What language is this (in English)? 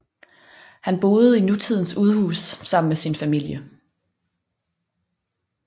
Danish